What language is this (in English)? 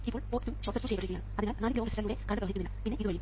Malayalam